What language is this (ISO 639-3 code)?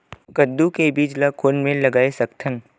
hne